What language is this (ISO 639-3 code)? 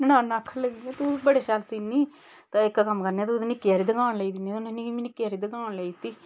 doi